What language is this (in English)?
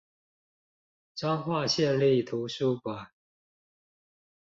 Chinese